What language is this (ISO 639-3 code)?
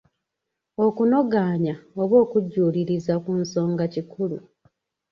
lug